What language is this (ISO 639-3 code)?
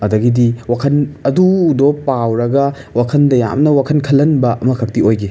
mni